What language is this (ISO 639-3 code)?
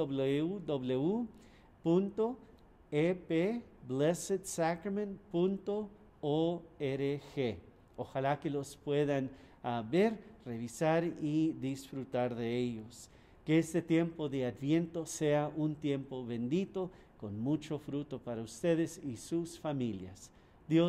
spa